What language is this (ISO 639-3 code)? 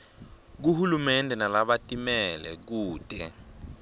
ssw